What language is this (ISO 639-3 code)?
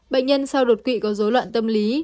vie